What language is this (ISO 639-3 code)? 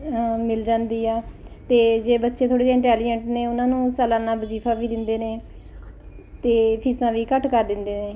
pan